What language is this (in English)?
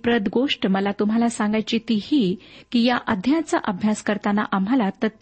Marathi